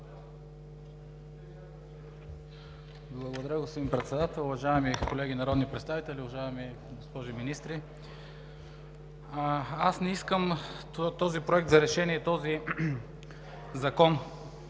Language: Bulgarian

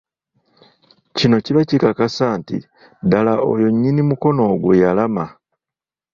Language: Ganda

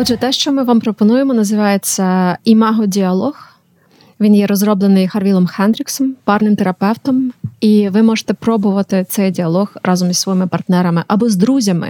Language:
Ukrainian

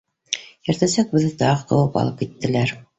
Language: Bashkir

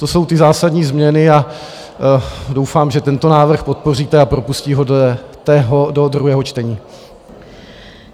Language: Czech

